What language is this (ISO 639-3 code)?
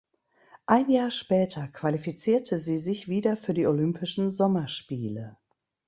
deu